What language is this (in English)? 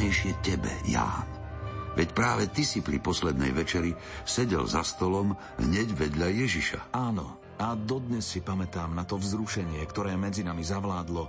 Slovak